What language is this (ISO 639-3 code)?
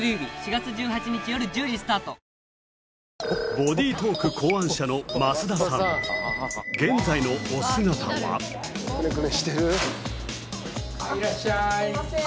jpn